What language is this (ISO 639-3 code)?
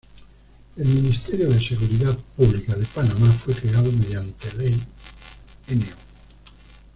spa